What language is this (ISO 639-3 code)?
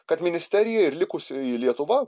lit